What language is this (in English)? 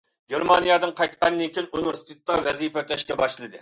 Uyghur